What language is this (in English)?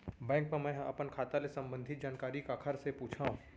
Chhattisgarhi